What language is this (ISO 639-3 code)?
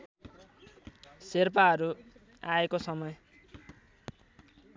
nep